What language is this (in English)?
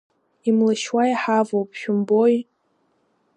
Abkhazian